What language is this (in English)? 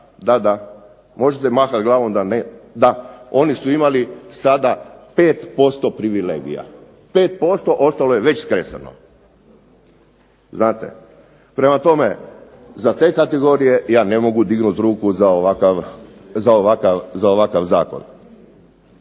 Croatian